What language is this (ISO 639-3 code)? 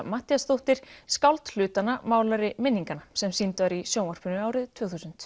isl